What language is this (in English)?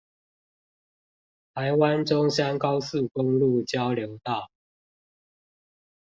Chinese